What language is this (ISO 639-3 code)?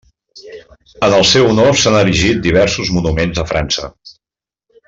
cat